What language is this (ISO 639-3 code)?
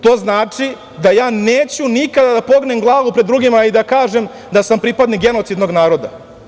srp